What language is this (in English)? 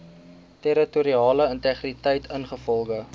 Afrikaans